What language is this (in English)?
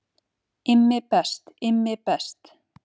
Icelandic